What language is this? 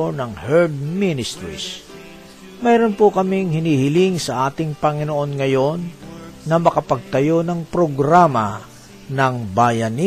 Filipino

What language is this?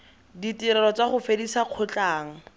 Tswana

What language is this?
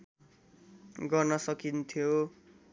Nepali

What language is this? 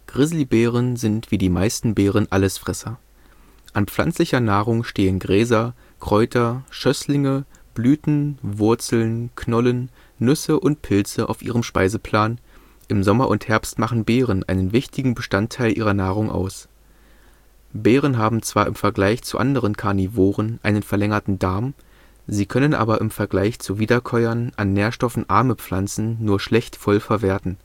German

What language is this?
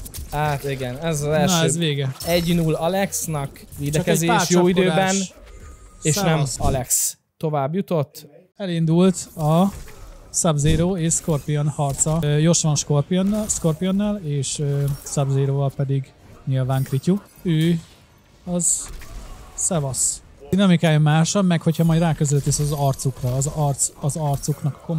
Hungarian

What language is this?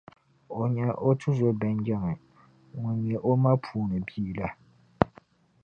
Dagbani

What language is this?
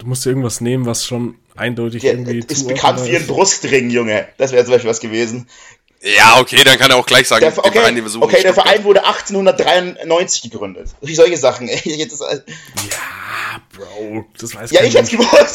German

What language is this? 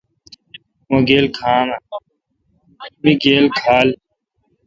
Kalkoti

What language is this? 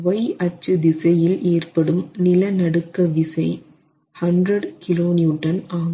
Tamil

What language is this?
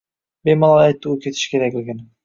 Uzbek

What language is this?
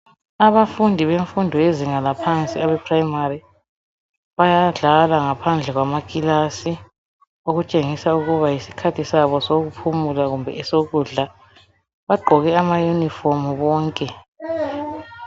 North Ndebele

